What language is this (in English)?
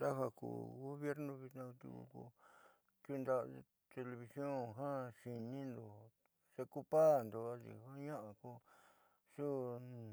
Southeastern Nochixtlán Mixtec